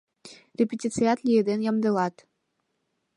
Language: Mari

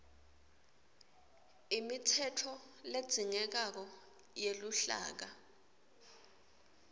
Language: Swati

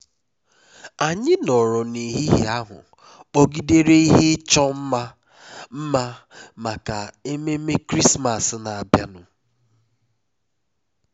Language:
Igbo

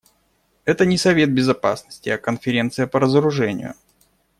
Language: Russian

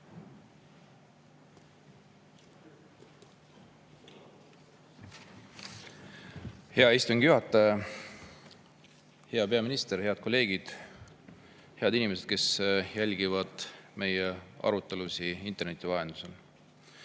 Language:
Estonian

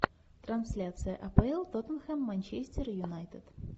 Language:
Russian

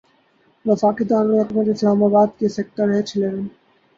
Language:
Urdu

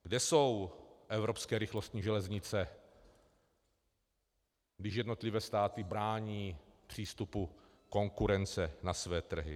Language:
Czech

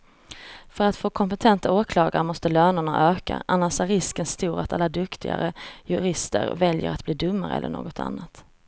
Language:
Swedish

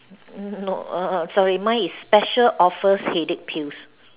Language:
English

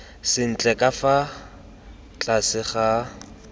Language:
Tswana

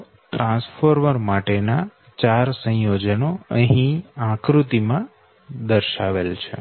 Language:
Gujarati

